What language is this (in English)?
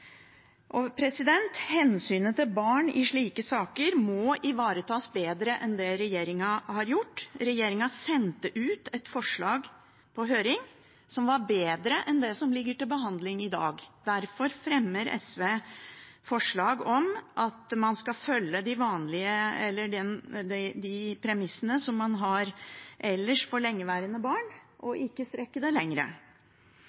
Norwegian Bokmål